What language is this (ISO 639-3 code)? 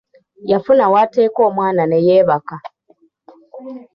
lug